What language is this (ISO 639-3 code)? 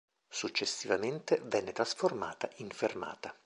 ita